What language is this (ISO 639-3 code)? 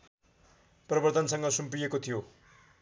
nep